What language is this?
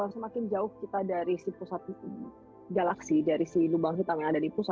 Indonesian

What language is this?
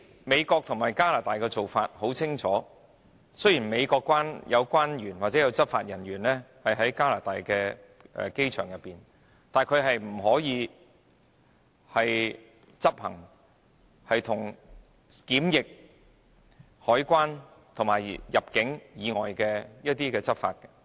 Cantonese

